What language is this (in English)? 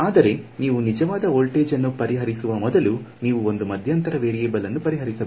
Kannada